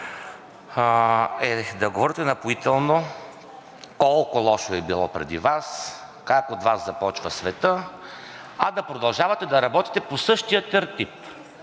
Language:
Bulgarian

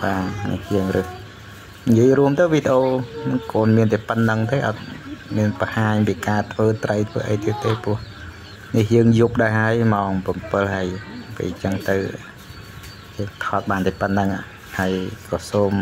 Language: Thai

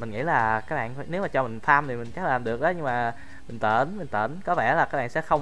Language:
Vietnamese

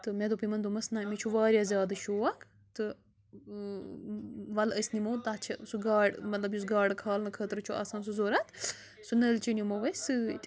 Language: Kashmiri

